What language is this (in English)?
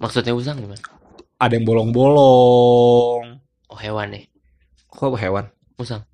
Indonesian